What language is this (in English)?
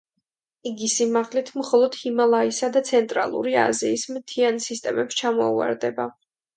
Georgian